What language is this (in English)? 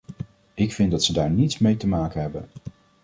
Dutch